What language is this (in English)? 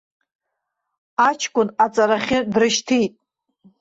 Abkhazian